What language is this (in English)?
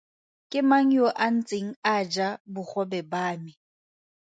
Tswana